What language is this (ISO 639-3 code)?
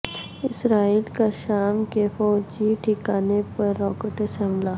urd